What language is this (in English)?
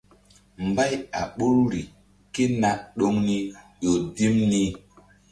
Mbum